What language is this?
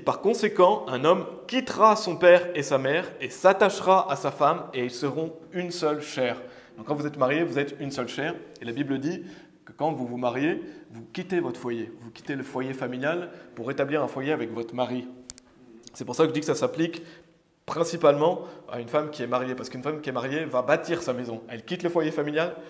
French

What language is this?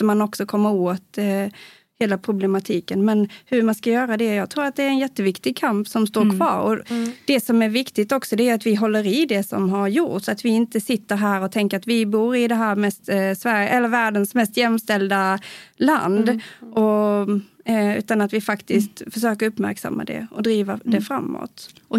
Swedish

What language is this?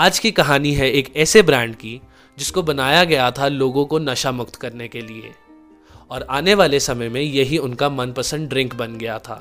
Hindi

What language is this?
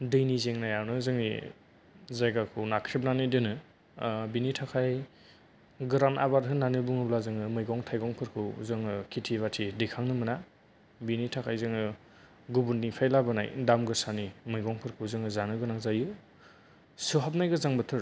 Bodo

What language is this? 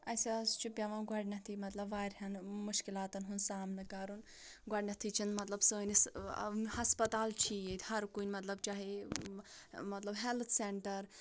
Kashmiri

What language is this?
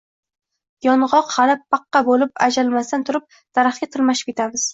Uzbek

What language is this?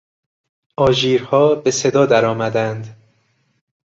Persian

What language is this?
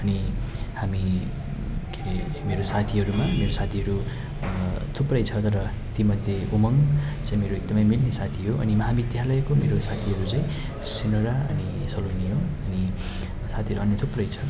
Nepali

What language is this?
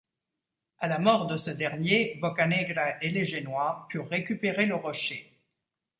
French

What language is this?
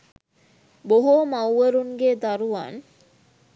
Sinhala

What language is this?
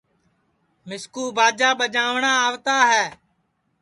Sansi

